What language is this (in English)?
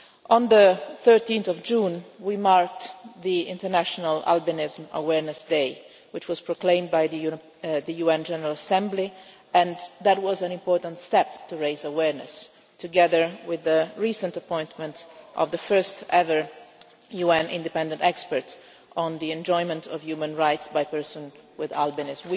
English